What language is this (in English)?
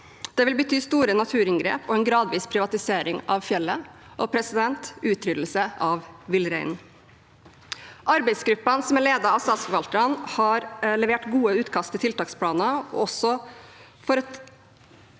Norwegian